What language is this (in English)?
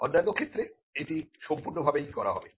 Bangla